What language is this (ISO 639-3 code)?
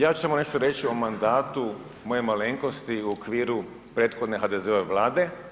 hrv